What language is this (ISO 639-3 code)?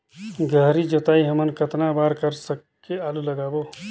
hne